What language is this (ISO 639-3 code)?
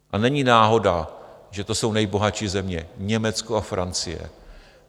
ces